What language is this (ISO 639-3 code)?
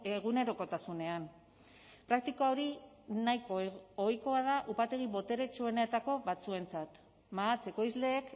eus